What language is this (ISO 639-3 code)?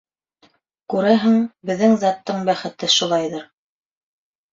bak